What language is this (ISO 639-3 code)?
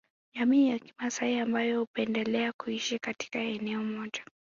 swa